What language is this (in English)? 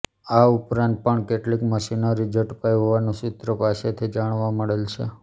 Gujarati